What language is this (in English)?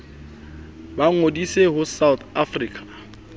Southern Sotho